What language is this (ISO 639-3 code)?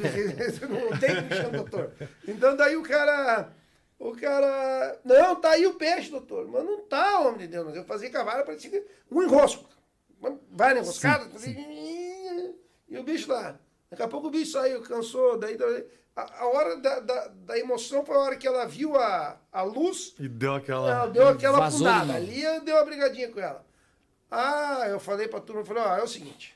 por